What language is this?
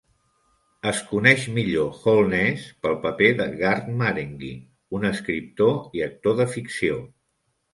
Catalan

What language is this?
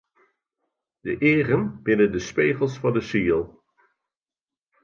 Western Frisian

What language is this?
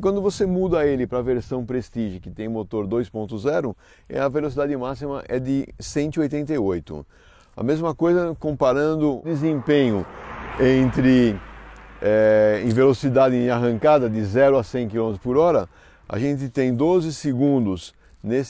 Portuguese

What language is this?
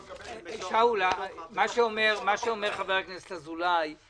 Hebrew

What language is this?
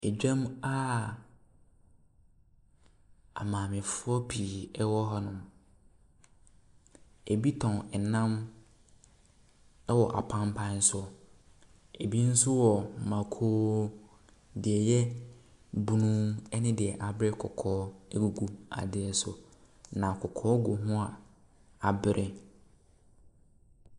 Akan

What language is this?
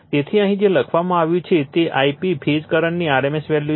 Gujarati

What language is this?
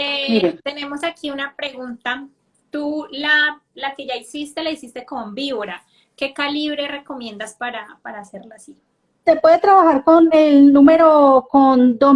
Spanish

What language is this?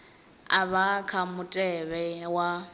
Venda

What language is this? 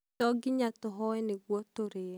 Kikuyu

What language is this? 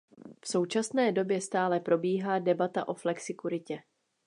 Czech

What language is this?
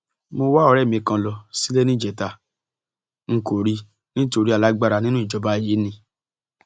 Yoruba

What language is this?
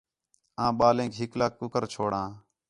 Khetrani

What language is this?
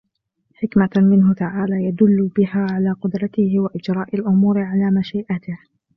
Arabic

